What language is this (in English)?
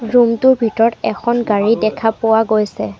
Assamese